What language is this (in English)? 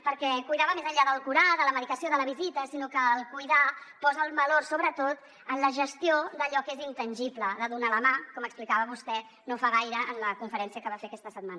Catalan